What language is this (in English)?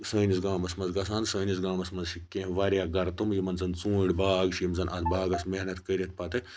Kashmiri